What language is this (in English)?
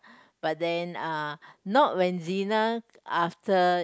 English